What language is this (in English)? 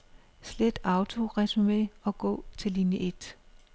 Danish